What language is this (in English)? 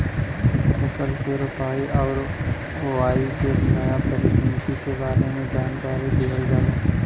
Bhojpuri